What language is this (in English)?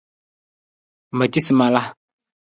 Nawdm